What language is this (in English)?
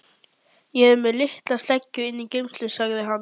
Icelandic